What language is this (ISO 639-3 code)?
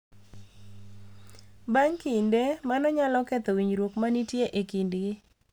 luo